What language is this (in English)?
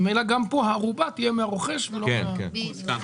Hebrew